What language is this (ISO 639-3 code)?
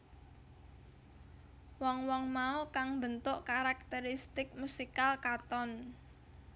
jav